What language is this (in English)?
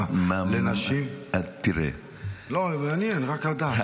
Hebrew